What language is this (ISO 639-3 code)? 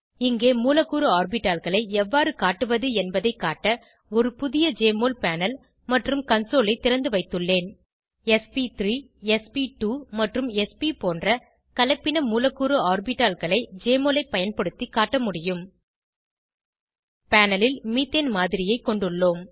tam